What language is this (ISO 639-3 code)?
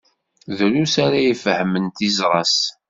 kab